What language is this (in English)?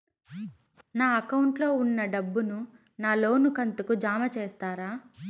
Telugu